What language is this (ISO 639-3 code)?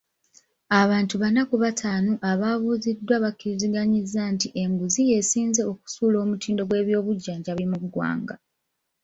lug